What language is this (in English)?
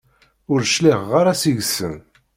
Kabyle